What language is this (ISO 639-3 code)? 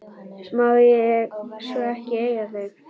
isl